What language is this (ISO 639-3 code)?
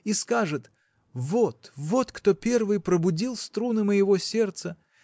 rus